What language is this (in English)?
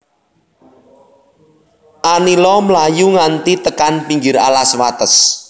Javanese